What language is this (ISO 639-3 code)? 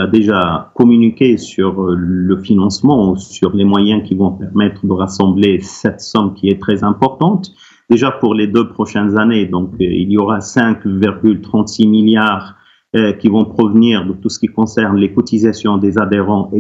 fra